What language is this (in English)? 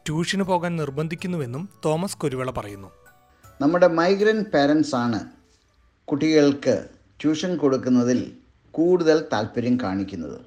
Malayalam